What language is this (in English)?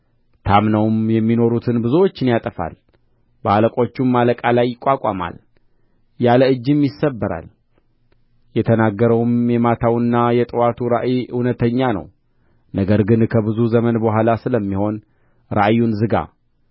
Amharic